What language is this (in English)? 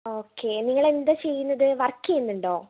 Malayalam